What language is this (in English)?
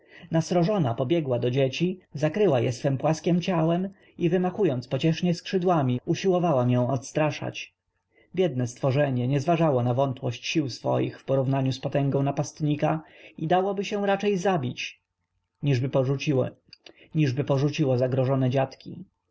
Polish